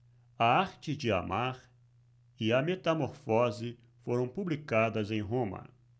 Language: Portuguese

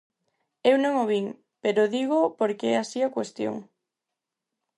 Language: Galician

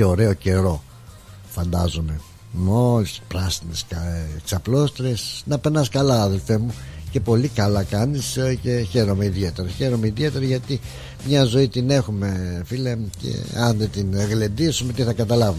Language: Greek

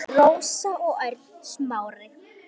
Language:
Icelandic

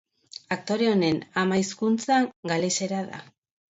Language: Basque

